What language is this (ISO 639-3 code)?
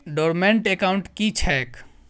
mai